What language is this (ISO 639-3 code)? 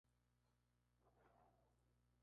spa